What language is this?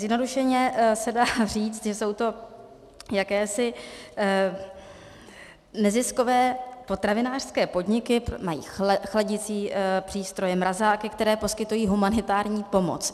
Czech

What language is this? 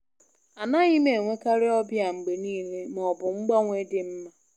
Igbo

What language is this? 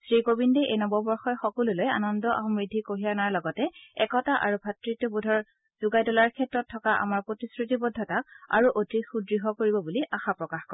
Assamese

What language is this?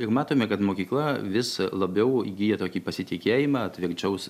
Lithuanian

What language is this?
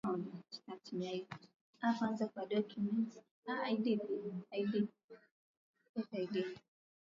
Swahili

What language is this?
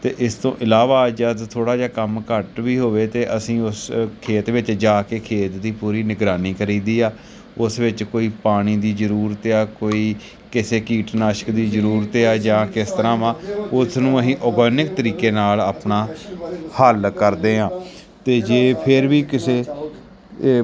Punjabi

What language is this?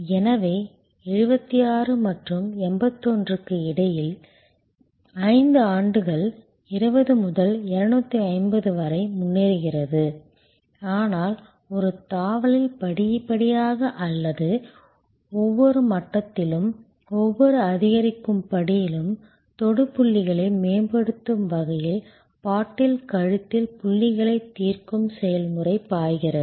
Tamil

